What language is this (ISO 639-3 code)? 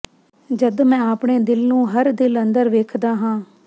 pan